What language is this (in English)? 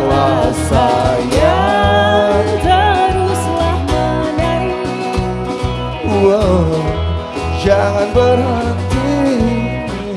Indonesian